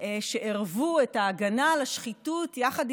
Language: Hebrew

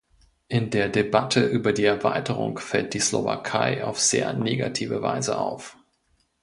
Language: German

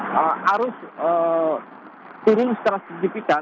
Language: Indonesian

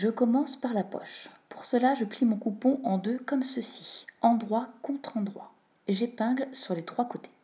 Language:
French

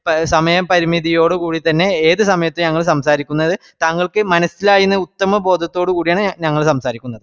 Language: Malayalam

